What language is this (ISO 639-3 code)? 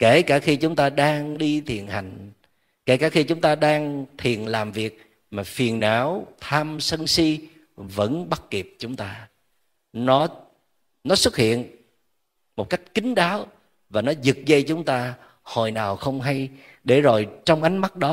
vie